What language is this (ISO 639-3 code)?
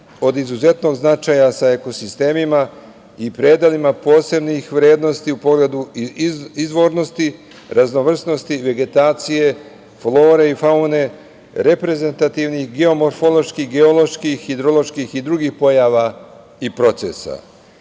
srp